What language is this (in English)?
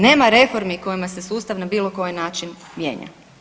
Croatian